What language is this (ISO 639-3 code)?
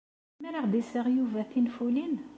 kab